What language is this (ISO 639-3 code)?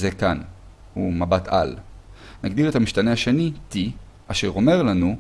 heb